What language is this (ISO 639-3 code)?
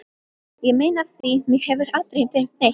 isl